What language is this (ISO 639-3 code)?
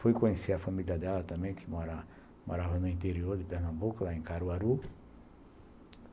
por